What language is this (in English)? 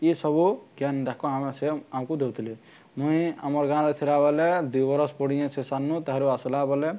Odia